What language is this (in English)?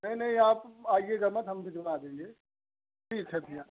Hindi